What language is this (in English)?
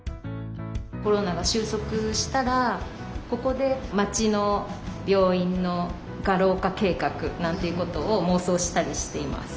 Japanese